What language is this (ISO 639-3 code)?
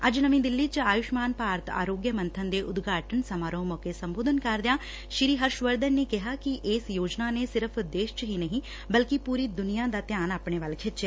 pan